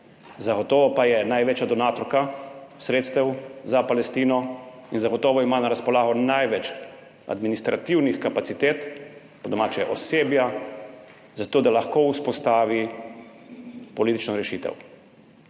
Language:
Slovenian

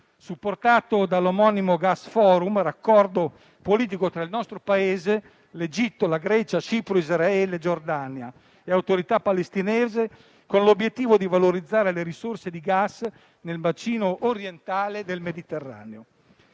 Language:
Italian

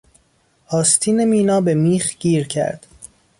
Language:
Persian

